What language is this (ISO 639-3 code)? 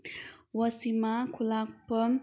mni